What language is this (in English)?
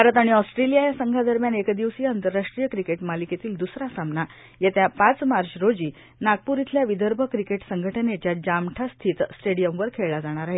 Marathi